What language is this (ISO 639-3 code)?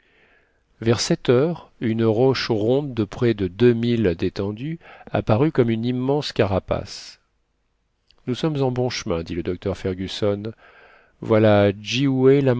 fra